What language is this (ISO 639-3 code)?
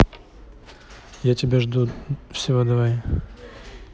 rus